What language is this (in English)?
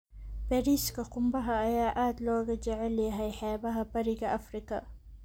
Somali